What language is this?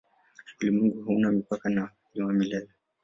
Swahili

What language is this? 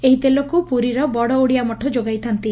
Odia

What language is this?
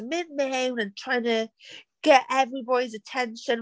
Welsh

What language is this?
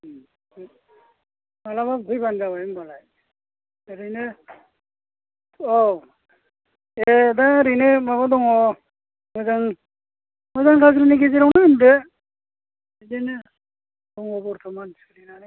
Bodo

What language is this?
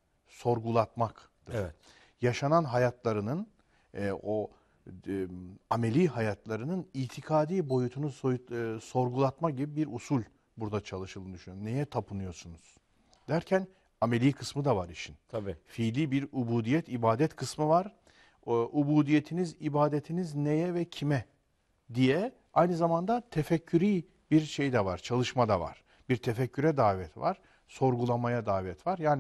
Turkish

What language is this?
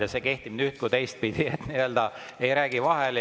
Estonian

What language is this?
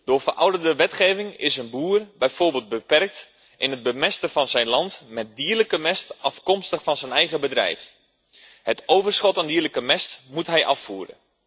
Dutch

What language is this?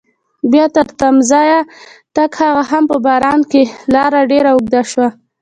Pashto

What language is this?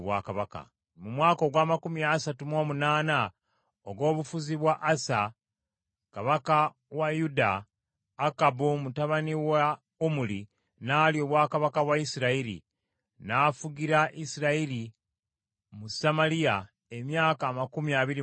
Ganda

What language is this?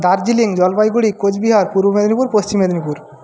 Bangla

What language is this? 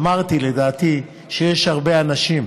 Hebrew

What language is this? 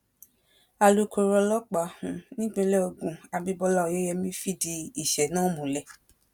Yoruba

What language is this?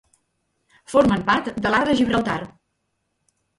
Catalan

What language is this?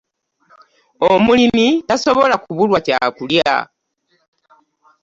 Ganda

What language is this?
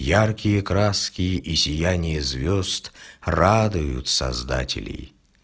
Russian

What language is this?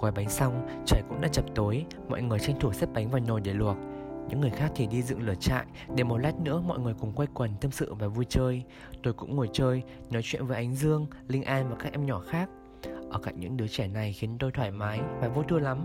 Vietnamese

